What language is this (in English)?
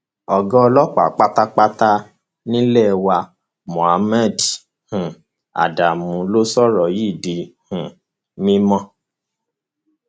Yoruba